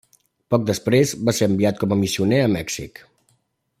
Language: Catalan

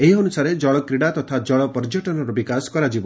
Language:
Odia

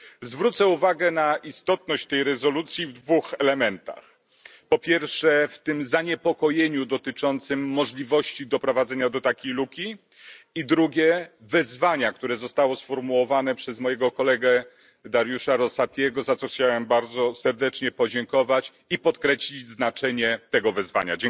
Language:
Polish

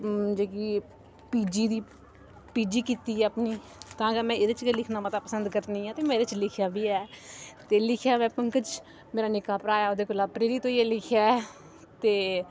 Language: Dogri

